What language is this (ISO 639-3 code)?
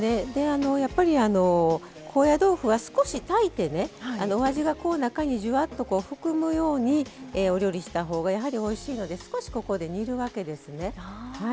jpn